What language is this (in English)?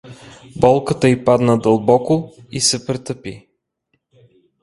Bulgarian